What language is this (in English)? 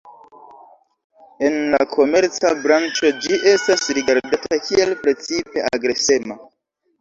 Esperanto